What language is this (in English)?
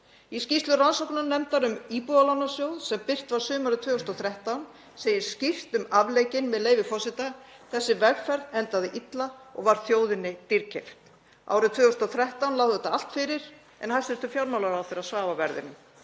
Icelandic